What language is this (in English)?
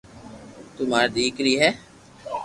Loarki